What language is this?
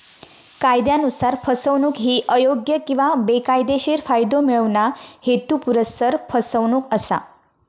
Marathi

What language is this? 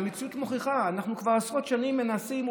Hebrew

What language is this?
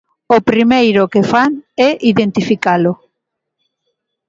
Galician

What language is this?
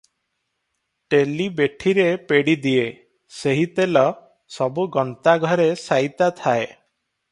Odia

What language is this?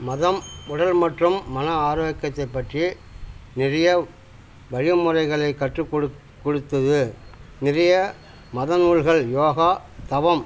Tamil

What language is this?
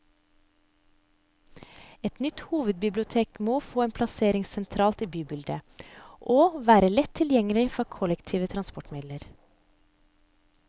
Norwegian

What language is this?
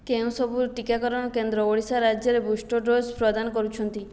Odia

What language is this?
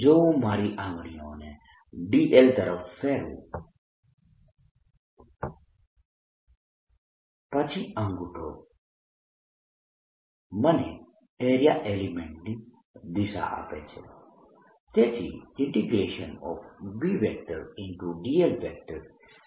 Gujarati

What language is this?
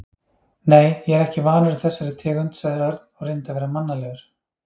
Icelandic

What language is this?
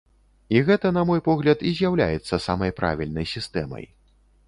Belarusian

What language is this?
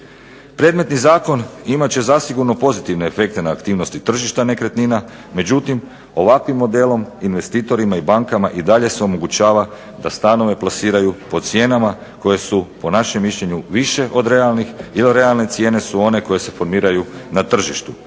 Croatian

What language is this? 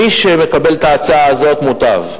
Hebrew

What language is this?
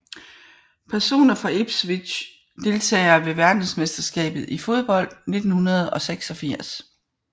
Danish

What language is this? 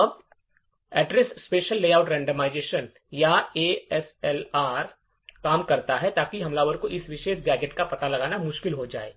Hindi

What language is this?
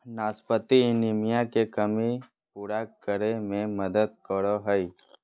Magahi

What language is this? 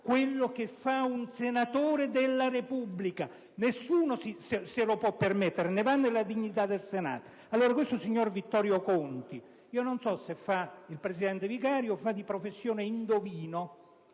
Italian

